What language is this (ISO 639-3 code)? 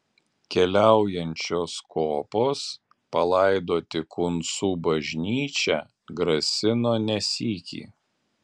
lit